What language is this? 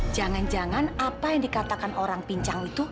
Indonesian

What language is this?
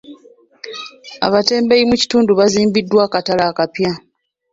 Ganda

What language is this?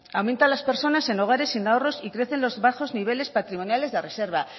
Spanish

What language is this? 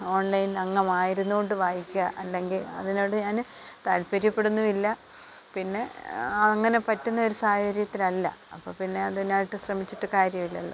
Malayalam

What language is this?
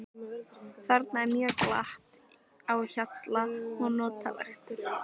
Icelandic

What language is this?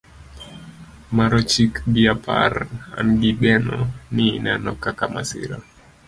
Luo (Kenya and Tanzania)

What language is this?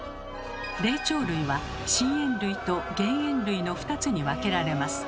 Japanese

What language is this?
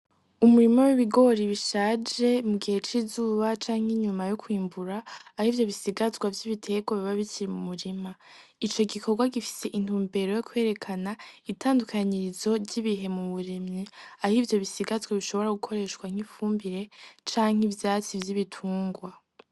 Rundi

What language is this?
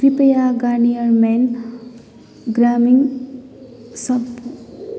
Nepali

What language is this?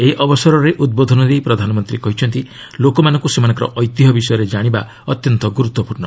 Odia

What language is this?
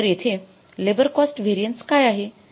Marathi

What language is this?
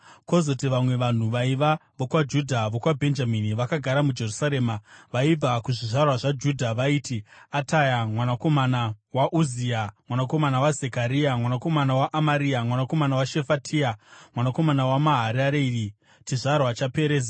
Shona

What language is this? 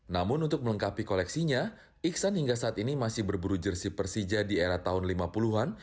Indonesian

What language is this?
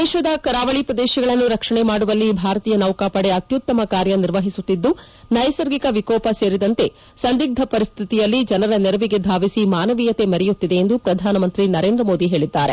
Kannada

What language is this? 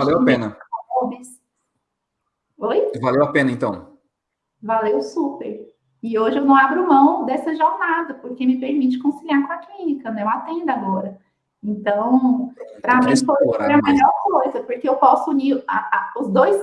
Portuguese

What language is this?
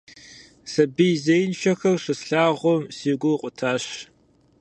Kabardian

